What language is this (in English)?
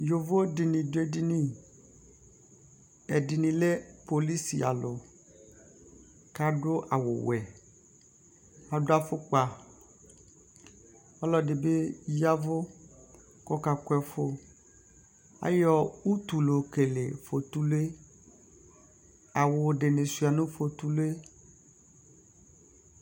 Ikposo